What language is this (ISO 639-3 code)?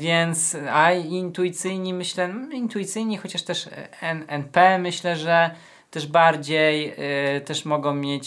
pol